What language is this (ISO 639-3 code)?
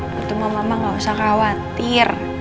ind